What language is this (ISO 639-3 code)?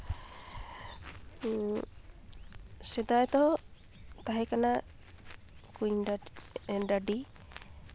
sat